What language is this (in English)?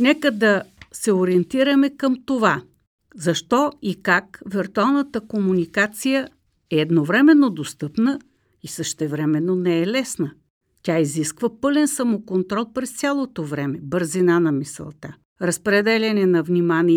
Bulgarian